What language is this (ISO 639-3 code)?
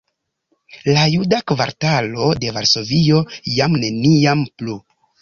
epo